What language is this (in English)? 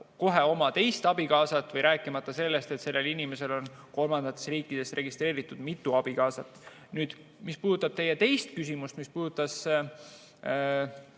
Estonian